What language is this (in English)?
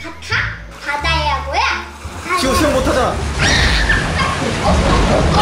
Korean